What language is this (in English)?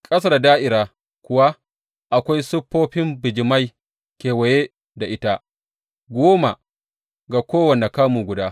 Hausa